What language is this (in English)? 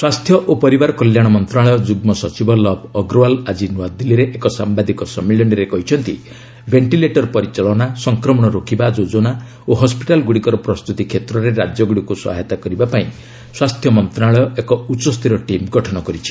Odia